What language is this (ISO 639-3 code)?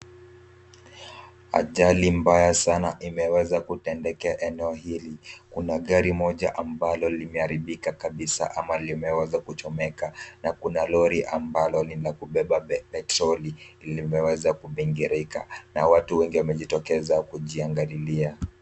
swa